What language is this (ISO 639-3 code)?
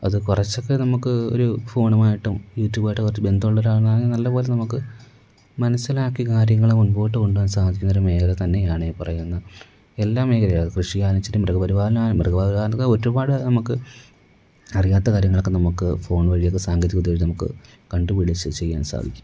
mal